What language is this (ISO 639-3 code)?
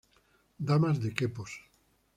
spa